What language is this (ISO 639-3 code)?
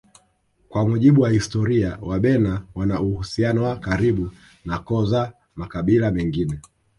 swa